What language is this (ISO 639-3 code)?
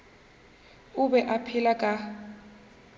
nso